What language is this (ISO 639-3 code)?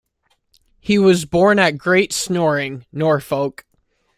eng